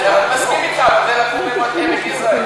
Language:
Hebrew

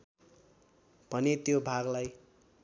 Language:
Nepali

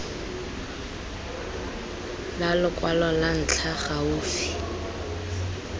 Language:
Tswana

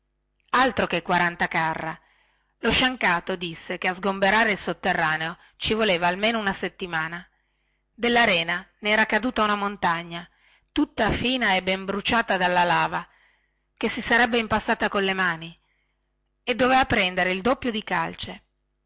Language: Italian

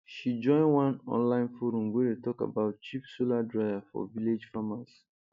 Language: Nigerian Pidgin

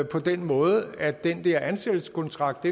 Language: Danish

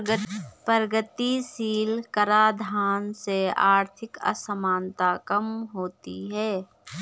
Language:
Hindi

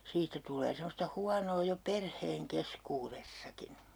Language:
Finnish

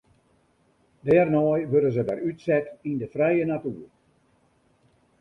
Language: Western Frisian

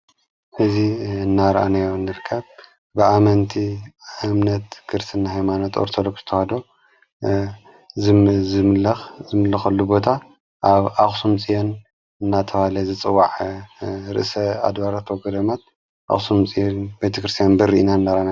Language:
Tigrinya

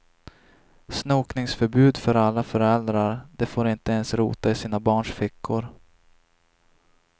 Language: Swedish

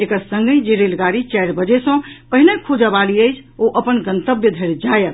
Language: Maithili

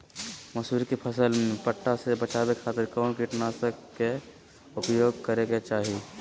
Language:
Magahi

